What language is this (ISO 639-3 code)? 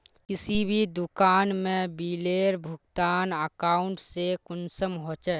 mag